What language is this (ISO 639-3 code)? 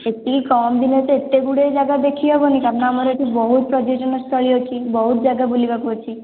ori